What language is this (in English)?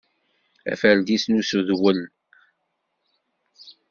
Kabyle